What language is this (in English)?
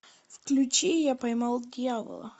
Russian